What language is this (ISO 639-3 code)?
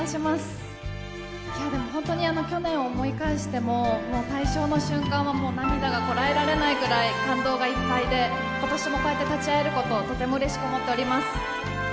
jpn